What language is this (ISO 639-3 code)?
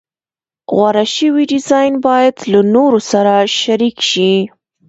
pus